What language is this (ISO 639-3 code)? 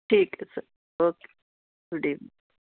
pan